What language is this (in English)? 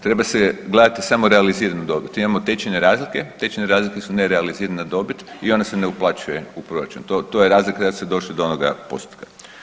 Croatian